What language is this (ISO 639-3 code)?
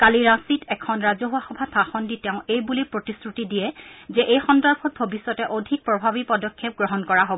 asm